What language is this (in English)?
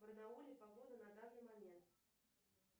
Russian